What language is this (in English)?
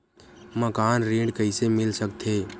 Chhattisgarhi